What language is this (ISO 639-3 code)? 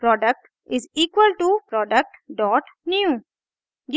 hin